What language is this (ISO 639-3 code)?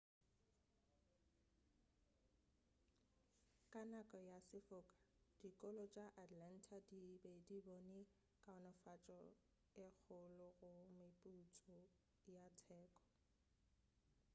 nso